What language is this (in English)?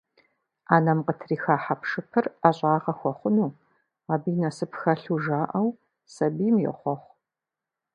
Kabardian